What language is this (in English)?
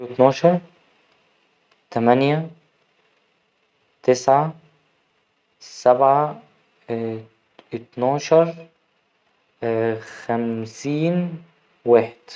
Egyptian Arabic